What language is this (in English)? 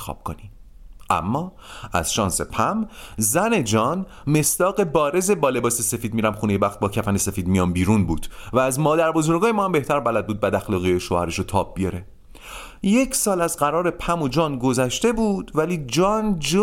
Persian